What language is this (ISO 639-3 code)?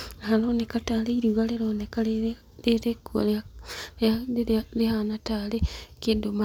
kik